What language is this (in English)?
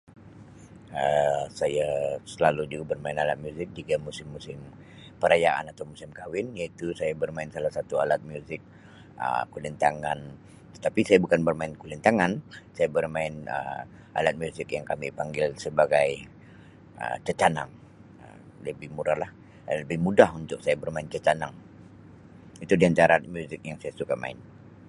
Sabah Malay